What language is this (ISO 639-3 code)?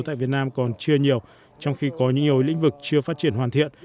vie